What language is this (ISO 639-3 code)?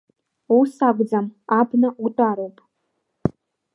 abk